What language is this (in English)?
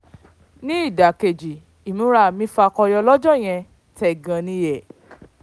Yoruba